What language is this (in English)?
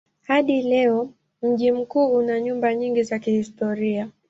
Swahili